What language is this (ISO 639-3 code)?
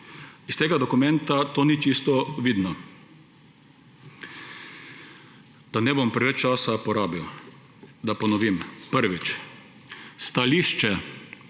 slv